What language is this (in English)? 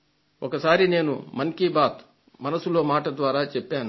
Telugu